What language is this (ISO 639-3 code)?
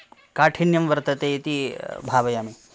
san